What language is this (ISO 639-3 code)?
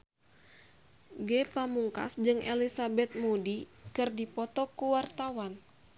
sun